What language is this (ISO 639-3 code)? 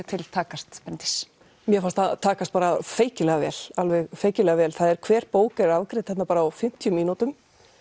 isl